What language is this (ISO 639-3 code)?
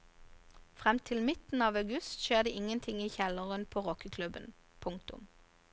nor